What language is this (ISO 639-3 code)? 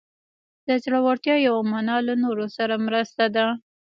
pus